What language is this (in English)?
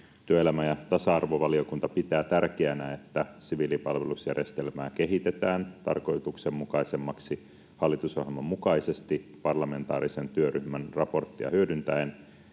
Finnish